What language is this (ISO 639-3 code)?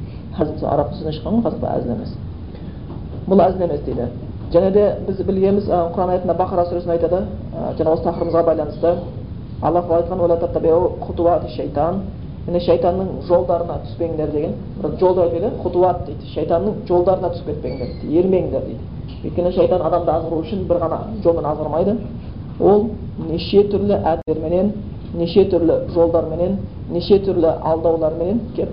bul